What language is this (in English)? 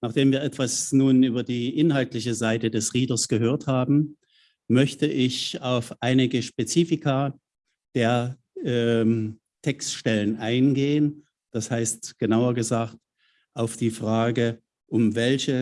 German